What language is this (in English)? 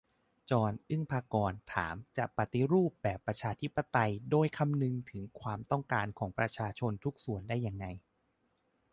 Thai